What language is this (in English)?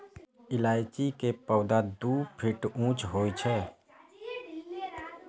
Maithili